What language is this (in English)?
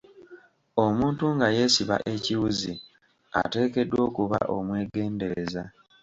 Ganda